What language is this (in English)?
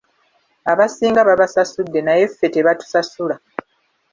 Ganda